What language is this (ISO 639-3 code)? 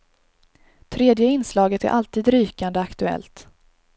swe